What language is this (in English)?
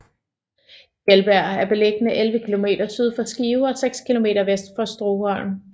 Danish